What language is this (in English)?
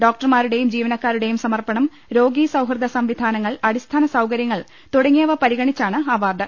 Malayalam